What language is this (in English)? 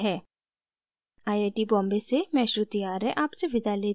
Hindi